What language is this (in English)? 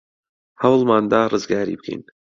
Central Kurdish